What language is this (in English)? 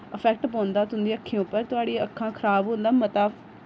Dogri